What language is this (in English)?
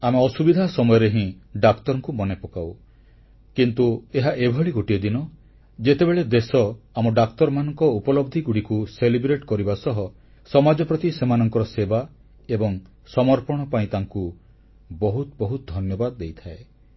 Odia